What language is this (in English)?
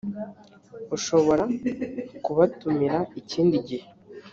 Kinyarwanda